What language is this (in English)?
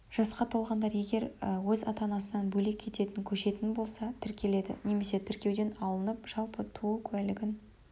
Kazakh